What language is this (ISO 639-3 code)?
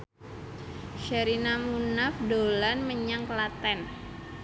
jav